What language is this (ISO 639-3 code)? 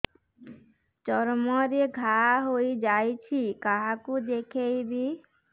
ori